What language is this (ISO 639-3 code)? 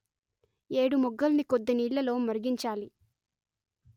tel